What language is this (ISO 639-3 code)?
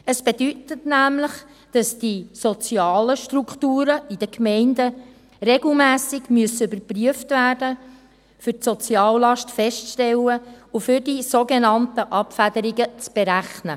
gsw